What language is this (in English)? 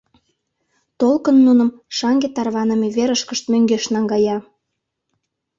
Mari